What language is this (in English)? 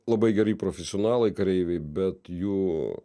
Lithuanian